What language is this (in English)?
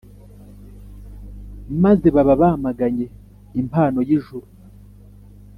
Kinyarwanda